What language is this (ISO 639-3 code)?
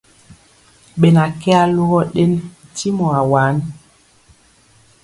mcx